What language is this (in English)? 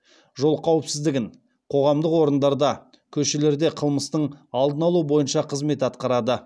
Kazakh